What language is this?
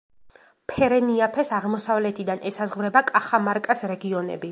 Georgian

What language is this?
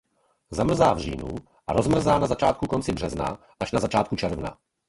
Czech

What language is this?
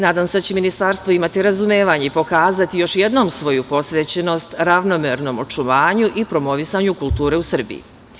Serbian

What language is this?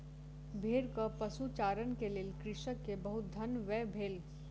Maithili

